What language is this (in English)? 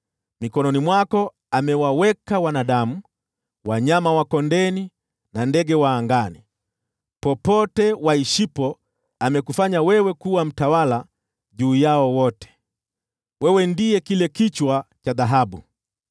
Swahili